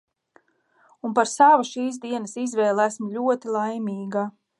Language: Latvian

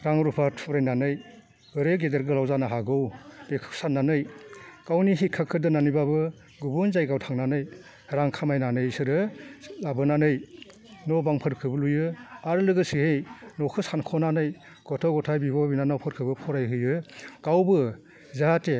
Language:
Bodo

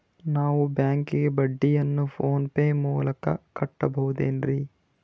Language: Kannada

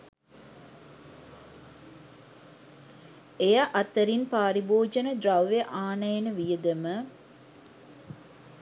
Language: Sinhala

